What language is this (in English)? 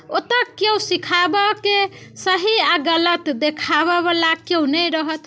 Maithili